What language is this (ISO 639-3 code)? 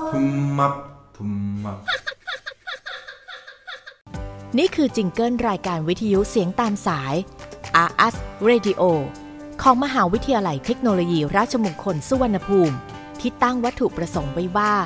tha